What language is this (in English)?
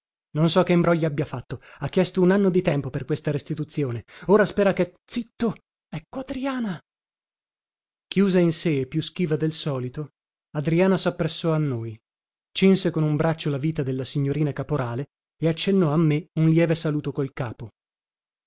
Italian